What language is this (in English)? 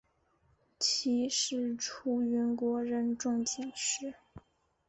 Chinese